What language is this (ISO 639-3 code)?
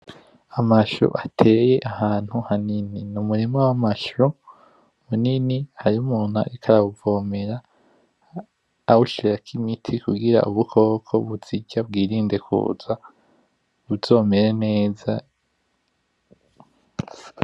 run